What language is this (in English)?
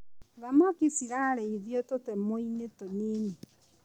Kikuyu